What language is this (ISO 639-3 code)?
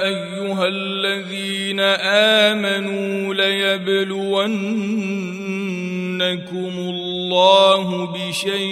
ara